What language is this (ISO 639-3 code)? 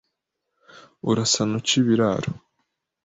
kin